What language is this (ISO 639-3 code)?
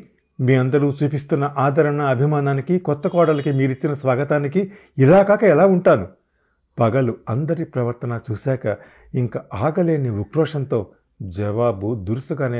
tel